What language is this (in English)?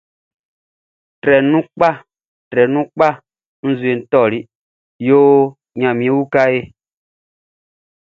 Baoulé